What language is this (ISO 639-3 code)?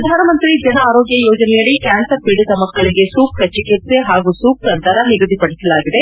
kan